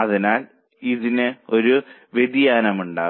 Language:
Malayalam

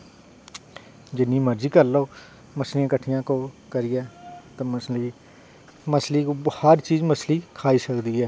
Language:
Dogri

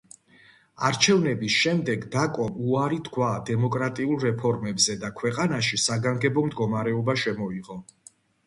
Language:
Georgian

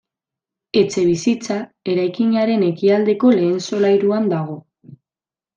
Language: Basque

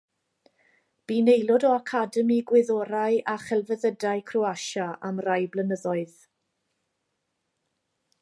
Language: Welsh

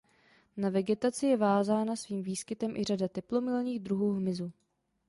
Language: Czech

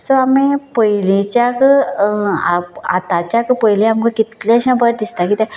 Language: Konkani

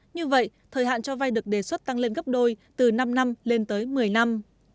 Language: Vietnamese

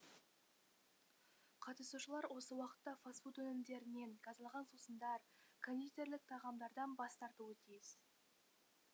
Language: Kazakh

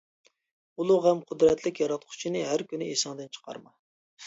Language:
Uyghur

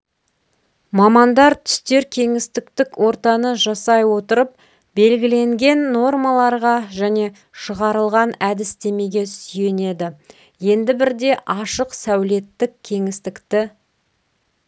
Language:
Kazakh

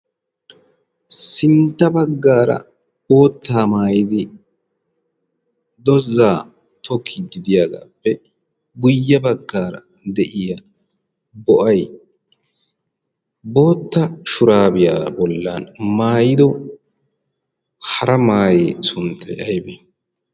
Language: Wolaytta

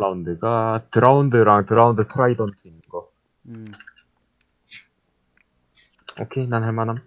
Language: Korean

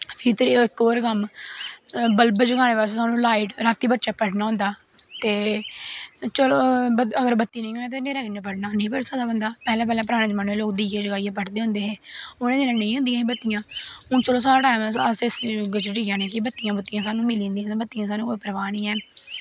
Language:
Dogri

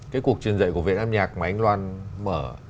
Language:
Vietnamese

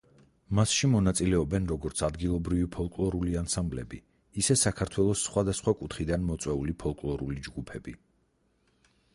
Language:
Georgian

